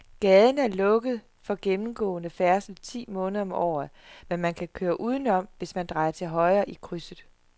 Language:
Danish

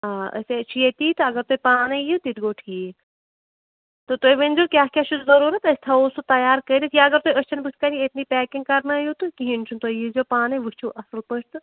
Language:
Kashmiri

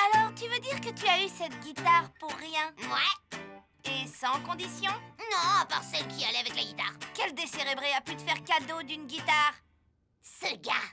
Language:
French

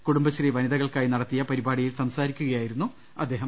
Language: Malayalam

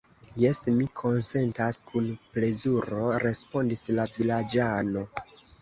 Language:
Esperanto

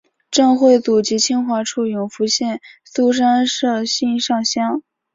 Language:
Chinese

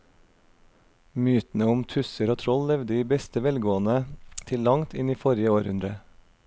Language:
Norwegian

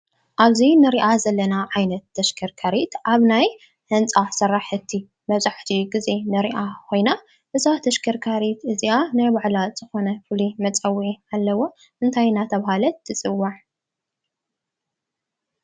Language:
Tigrinya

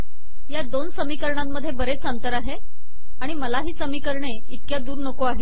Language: Marathi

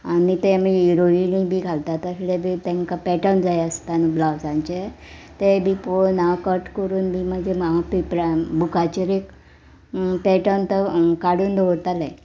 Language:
Konkani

